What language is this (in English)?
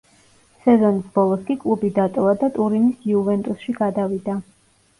Georgian